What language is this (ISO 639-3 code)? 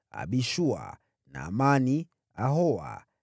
swa